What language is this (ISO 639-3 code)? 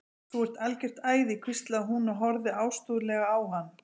isl